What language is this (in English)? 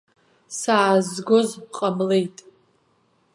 Abkhazian